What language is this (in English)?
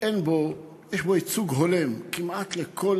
Hebrew